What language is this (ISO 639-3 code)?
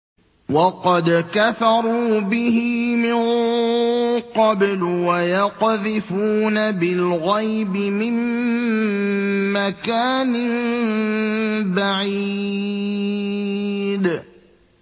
ara